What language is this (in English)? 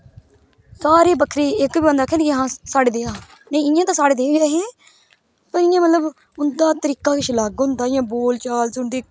Dogri